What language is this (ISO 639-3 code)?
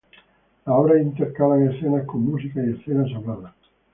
spa